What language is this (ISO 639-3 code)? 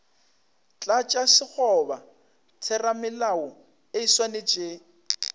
nso